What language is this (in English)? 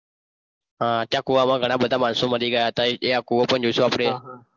Gujarati